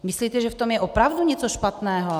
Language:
Czech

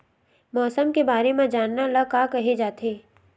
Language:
Chhattisgarhi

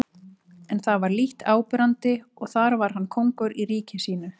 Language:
Icelandic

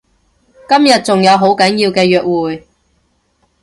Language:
Cantonese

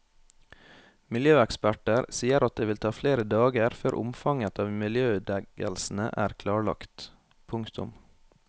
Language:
Norwegian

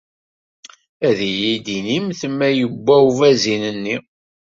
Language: Kabyle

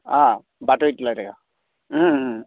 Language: Assamese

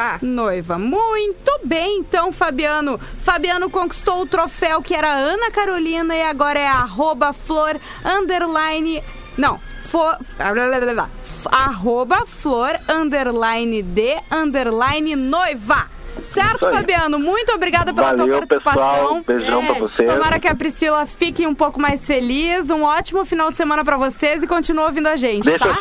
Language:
Portuguese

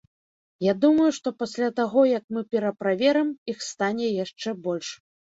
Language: Belarusian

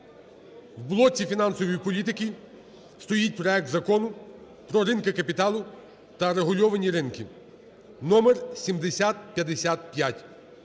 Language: Ukrainian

